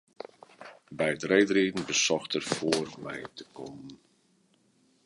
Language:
Western Frisian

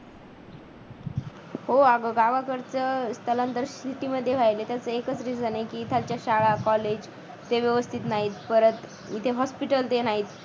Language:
Marathi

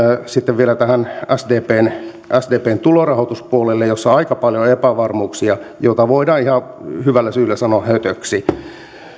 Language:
Finnish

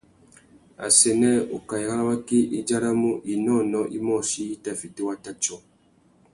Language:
Tuki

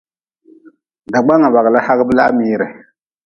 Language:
Nawdm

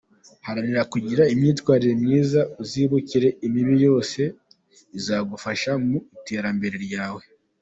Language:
Kinyarwanda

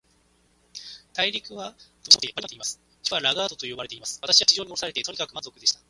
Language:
Japanese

